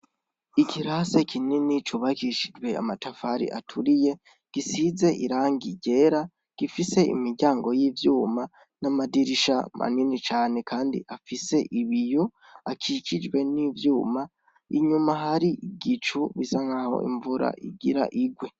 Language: Rundi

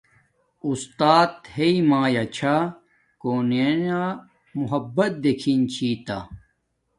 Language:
Domaaki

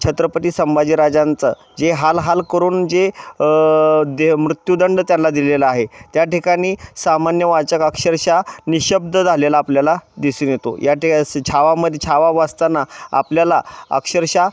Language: Marathi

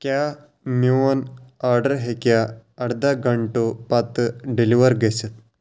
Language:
Kashmiri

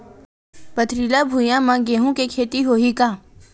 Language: Chhattisgarhi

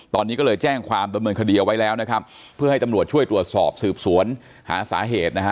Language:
Thai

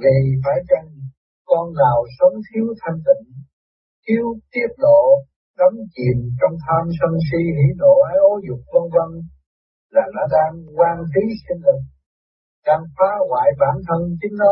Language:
Vietnamese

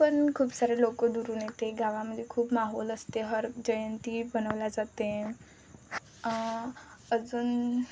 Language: Marathi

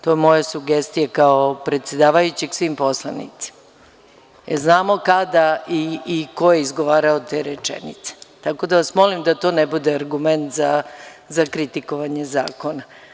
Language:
Serbian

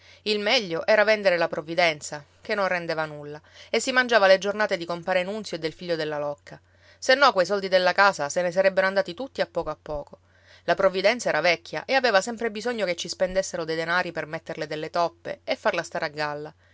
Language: Italian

